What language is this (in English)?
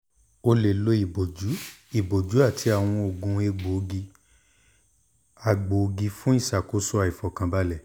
Yoruba